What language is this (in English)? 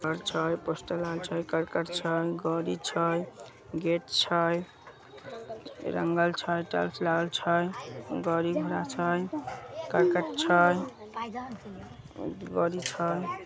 Magahi